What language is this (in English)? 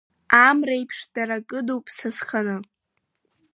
Abkhazian